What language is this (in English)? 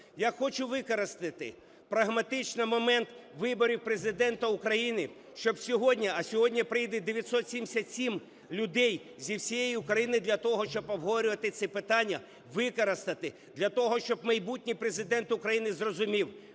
Ukrainian